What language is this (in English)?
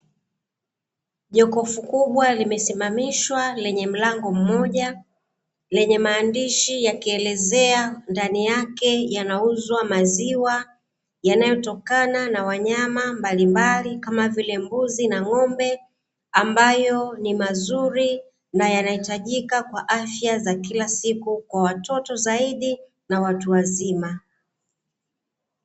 Swahili